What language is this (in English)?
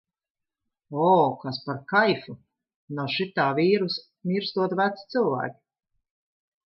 Latvian